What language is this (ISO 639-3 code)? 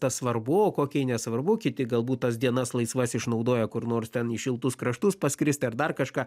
lit